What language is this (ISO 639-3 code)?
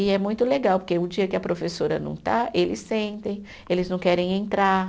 por